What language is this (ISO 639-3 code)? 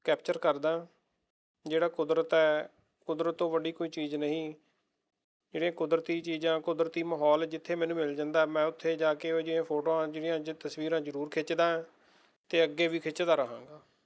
pan